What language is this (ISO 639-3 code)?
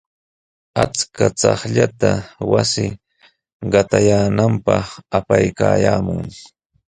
qws